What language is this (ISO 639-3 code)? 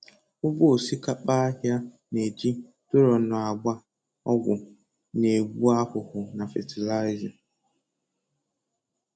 ibo